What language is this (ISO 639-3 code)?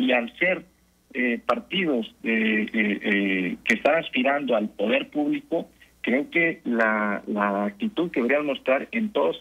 spa